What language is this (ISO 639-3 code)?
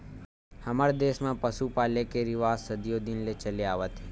hne